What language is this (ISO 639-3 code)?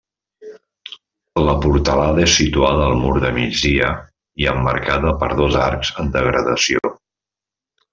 cat